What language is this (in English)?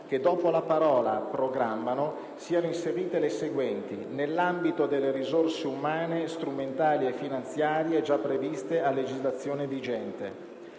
Italian